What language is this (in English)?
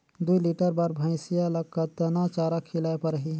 Chhattisgarhi